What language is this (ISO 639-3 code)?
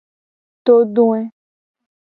gej